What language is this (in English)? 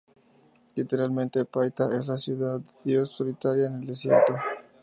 Spanish